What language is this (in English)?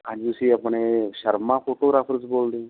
Punjabi